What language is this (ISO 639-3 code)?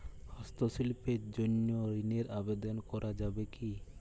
ben